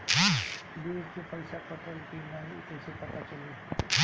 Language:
Bhojpuri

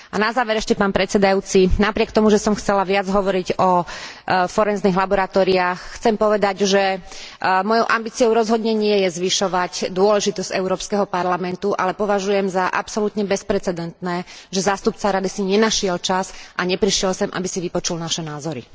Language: Slovak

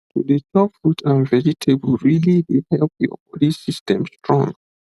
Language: Nigerian Pidgin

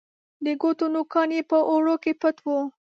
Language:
Pashto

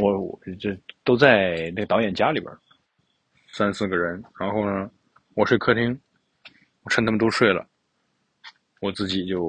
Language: Chinese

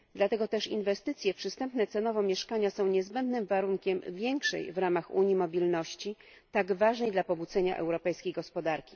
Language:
Polish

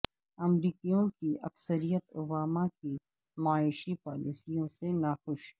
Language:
Urdu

